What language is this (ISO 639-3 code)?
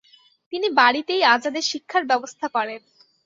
ben